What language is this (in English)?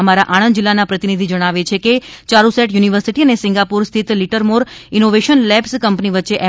Gujarati